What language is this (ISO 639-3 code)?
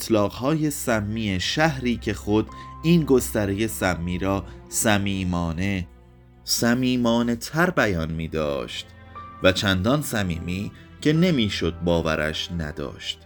fas